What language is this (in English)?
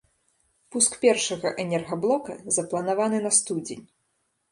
Belarusian